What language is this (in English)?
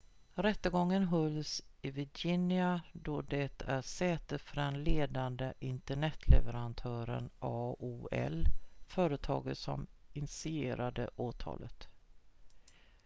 Swedish